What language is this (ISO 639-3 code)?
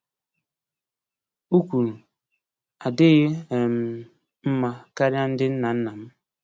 ibo